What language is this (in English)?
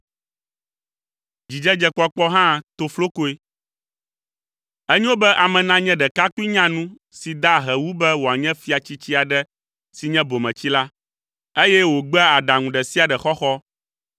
Ewe